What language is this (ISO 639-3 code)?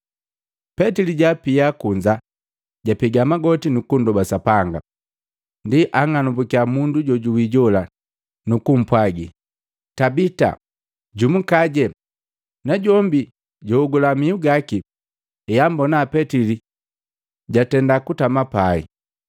mgv